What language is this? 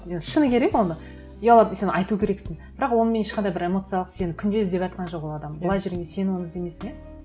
Kazakh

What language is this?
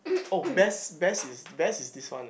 English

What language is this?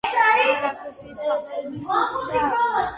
Georgian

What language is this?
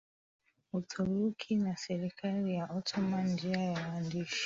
Swahili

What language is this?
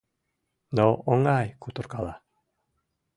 Mari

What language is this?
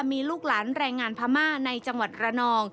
Thai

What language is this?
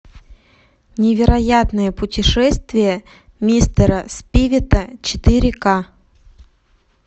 Russian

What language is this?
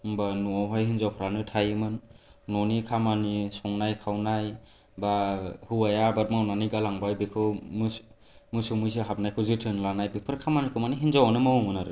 Bodo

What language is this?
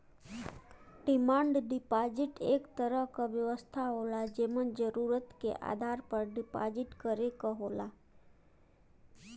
Bhojpuri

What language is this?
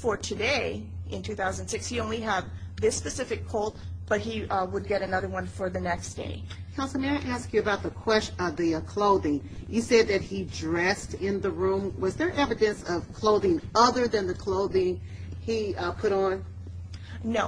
English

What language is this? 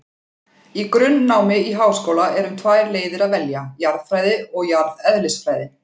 Icelandic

